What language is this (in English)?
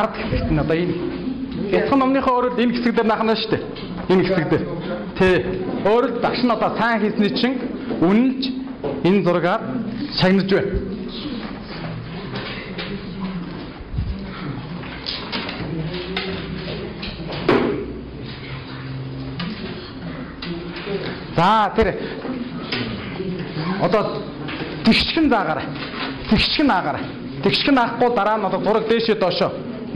Korean